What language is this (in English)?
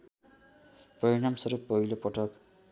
Nepali